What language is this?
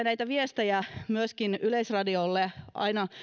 Finnish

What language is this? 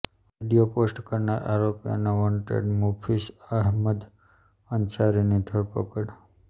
Gujarati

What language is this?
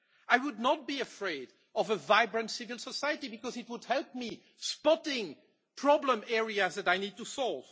English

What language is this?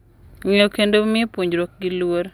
Luo (Kenya and Tanzania)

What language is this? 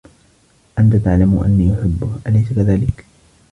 Arabic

